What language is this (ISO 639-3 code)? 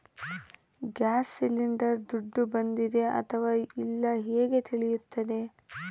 kan